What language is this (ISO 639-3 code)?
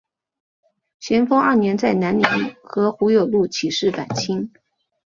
zho